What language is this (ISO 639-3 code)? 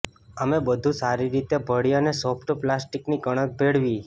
guj